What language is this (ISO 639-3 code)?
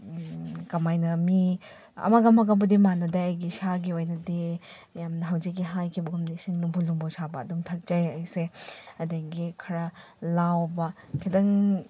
mni